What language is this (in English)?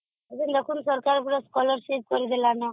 Odia